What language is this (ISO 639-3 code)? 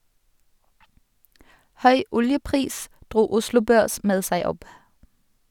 nor